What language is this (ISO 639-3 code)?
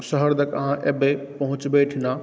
mai